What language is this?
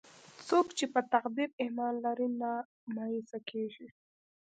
Pashto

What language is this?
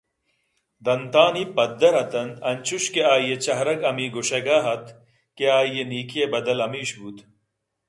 Eastern Balochi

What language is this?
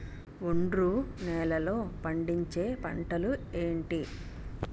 Telugu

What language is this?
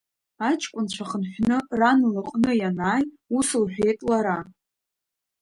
Abkhazian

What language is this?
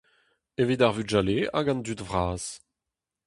Breton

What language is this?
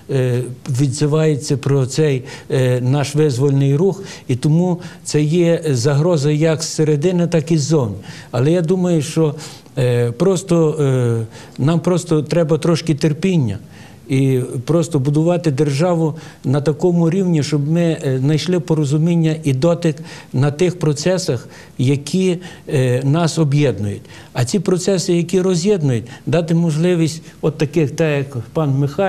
Ukrainian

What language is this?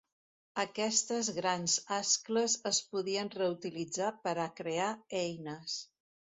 Catalan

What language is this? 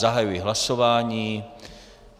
Czech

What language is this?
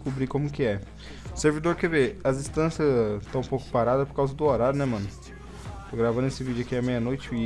Portuguese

